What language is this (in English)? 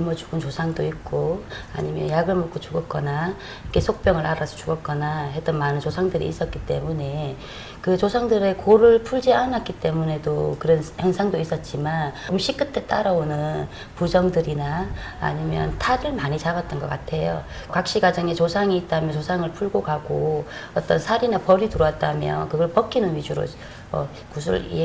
Korean